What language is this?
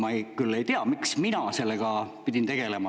Estonian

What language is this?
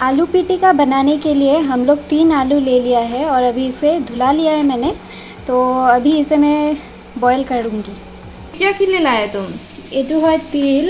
Hindi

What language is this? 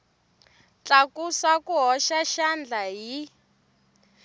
Tsonga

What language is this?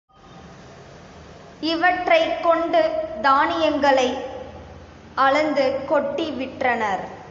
Tamil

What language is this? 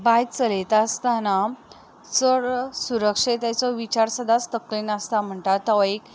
Konkani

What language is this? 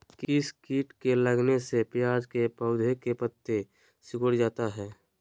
Magahi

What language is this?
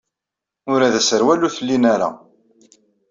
Kabyle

